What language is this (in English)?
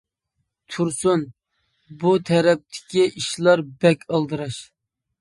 Uyghur